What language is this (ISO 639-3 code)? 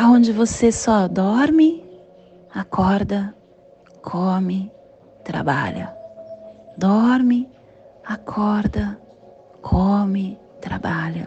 por